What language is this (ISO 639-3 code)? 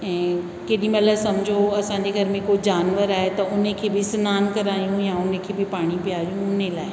snd